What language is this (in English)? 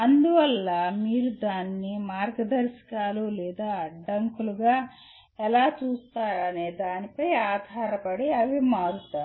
Telugu